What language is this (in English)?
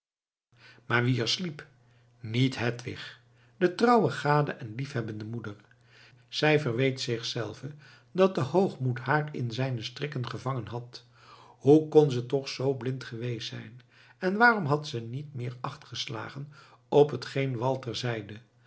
Dutch